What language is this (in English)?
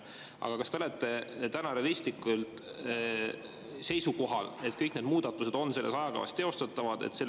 Estonian